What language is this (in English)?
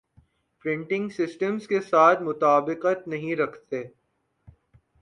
Urdu